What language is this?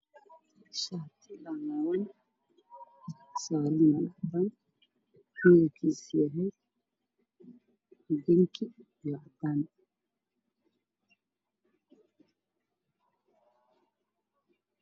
Somali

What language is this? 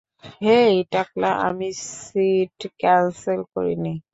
Bangla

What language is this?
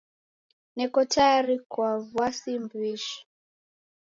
Taita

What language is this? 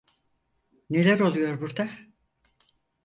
Turkish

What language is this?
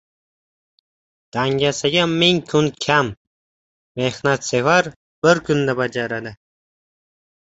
Uzbek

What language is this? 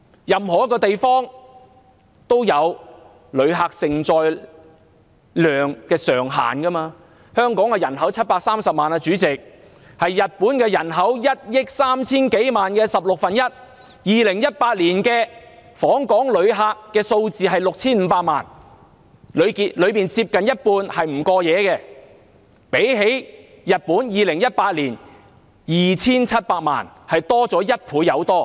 Cantonese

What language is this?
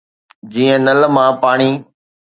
Sindhi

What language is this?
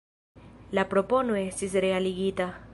Esperanto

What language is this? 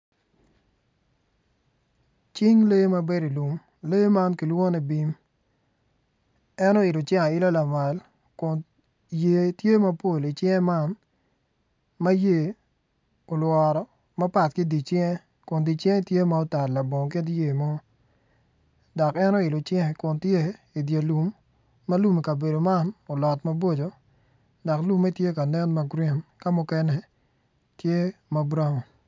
Acoli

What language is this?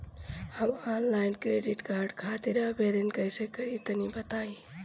Bhojpuri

